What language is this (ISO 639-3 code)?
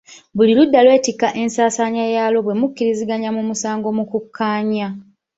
lug